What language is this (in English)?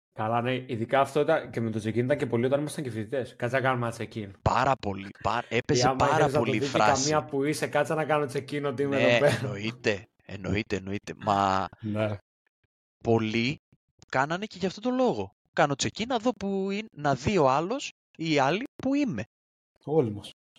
Greek